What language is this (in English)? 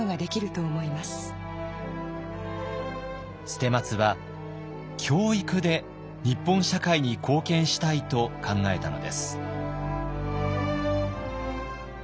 Japanese